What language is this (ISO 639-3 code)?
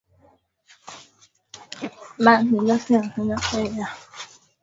swa